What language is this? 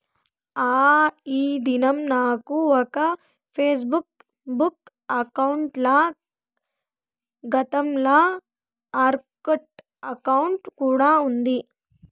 Telugu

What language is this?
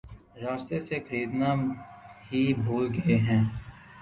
Urdu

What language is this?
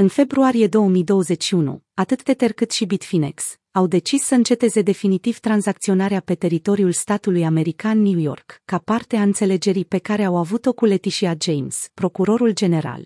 Romanian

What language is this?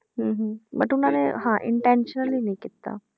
Punjabi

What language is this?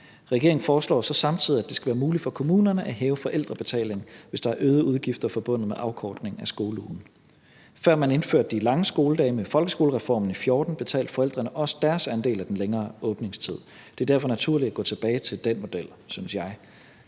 Danish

